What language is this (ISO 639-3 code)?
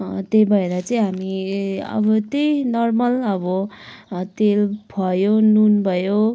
nep